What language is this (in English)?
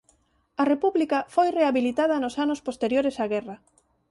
Galician